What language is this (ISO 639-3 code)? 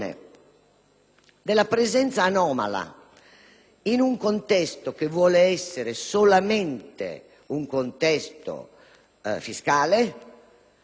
ita